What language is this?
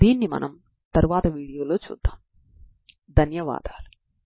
Telugu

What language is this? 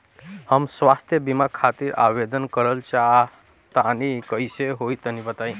Bhojpuri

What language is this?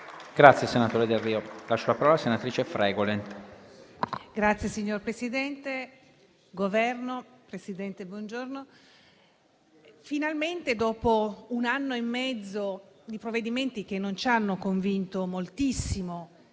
Italian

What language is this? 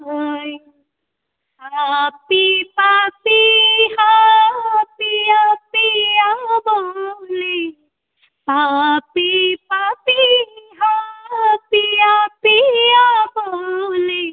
Maithili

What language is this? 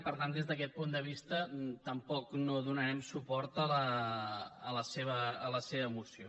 Catalan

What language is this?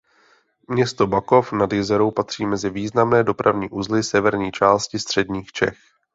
Czech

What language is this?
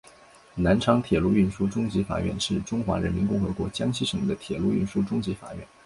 Chinese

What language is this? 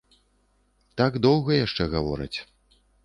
Belarusian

